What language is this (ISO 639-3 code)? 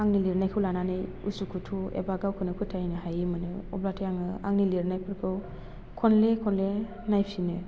brx